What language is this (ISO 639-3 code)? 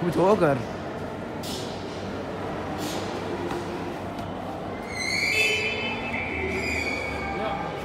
nld